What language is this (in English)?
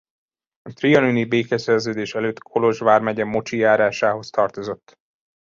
Hungarian